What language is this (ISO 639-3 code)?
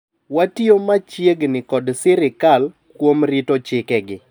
luo